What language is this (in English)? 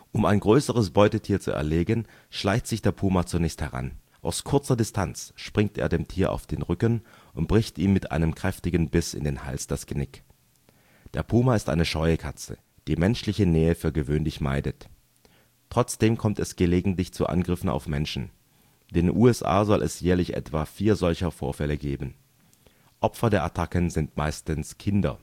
German